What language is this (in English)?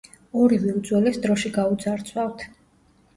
Georgian